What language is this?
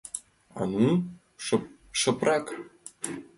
Mari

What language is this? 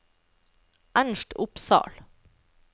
Norwegian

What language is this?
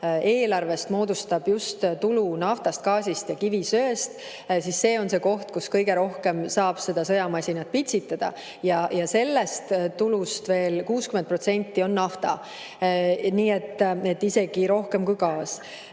Estonian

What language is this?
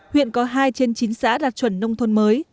Vietnamese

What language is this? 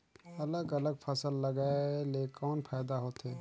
Chhattisgarhi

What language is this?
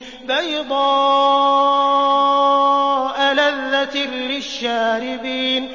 Arabic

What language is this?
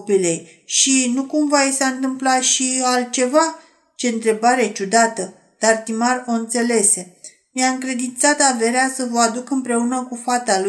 Romanian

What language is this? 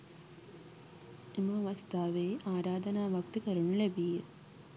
Sinhala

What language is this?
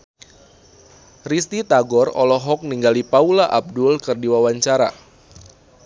Sundanese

